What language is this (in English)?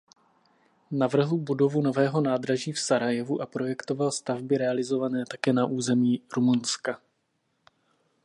Czech